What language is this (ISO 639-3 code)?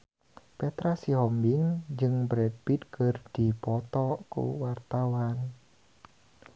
sun